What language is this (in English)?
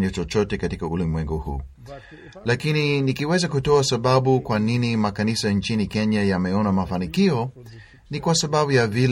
Swahili